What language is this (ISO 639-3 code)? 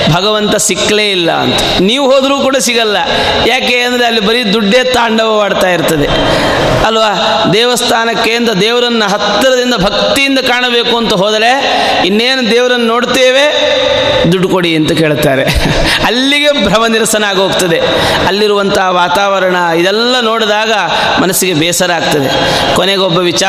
kan